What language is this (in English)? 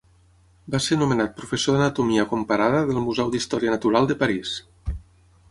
Catalan